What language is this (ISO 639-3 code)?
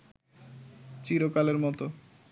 ben